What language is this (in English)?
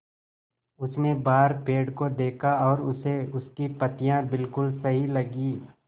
Hindi